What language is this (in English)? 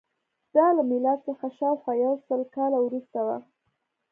Pashto